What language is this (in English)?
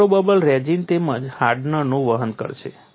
Gujarati